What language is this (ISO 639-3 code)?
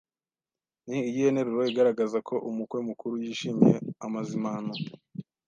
kin